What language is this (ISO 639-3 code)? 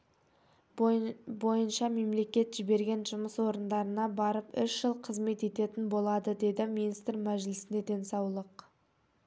kaz